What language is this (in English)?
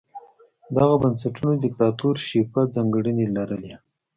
Pashto